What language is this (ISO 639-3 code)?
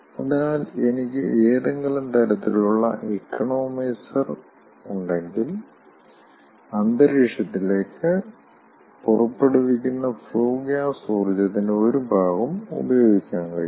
mal